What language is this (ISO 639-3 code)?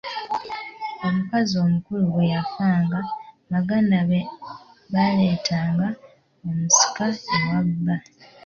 lug